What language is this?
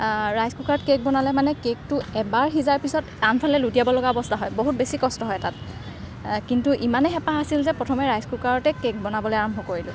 Assamese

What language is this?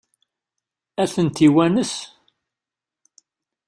Kabyle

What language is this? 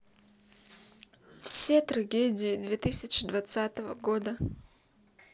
Russian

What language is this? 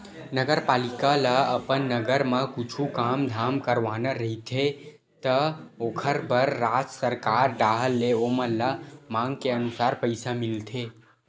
Chhattisgarhi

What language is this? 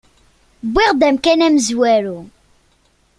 Kabyle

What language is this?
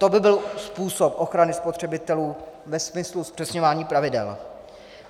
Czech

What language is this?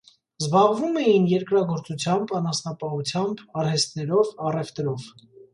Armenian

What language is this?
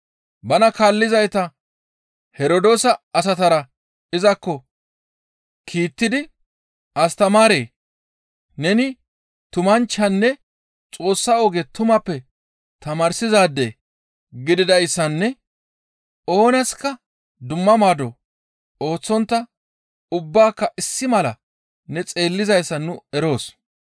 Gamo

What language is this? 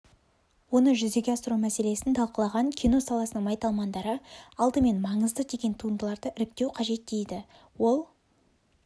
Kazakh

